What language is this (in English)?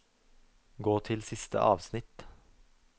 Norwegian